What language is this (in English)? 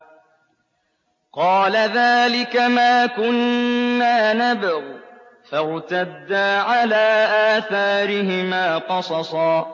Arabic